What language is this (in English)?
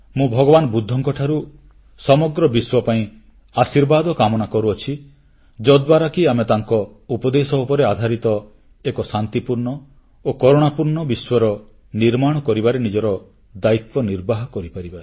Odia